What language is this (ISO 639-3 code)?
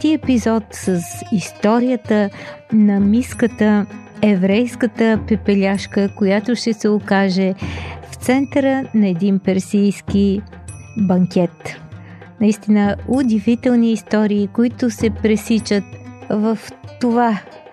bul